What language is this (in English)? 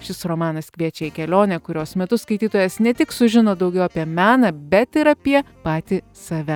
Lithuanian